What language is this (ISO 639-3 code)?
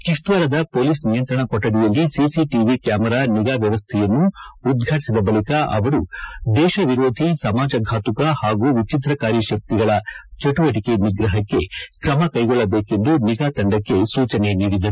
kan